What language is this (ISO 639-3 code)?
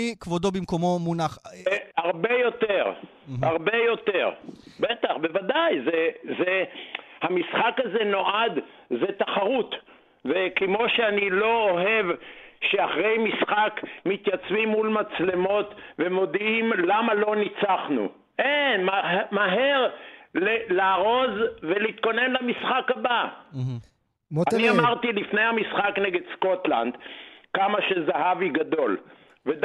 heb